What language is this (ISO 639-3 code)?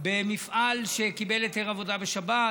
heb